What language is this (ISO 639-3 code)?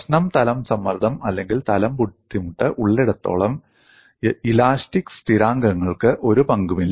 mal